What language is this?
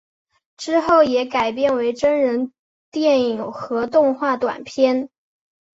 Chinese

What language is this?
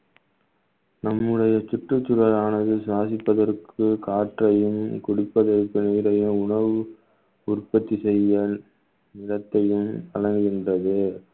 Tamil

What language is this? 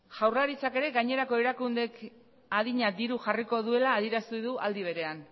Basque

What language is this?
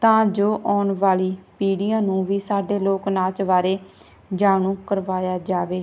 Punjabi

